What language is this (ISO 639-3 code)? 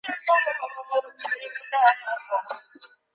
ben